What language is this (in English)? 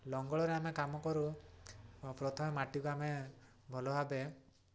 Odia